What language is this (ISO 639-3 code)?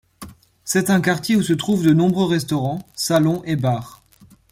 fra